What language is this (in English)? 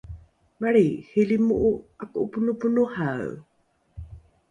Rukai